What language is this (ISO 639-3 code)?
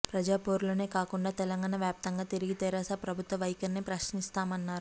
tel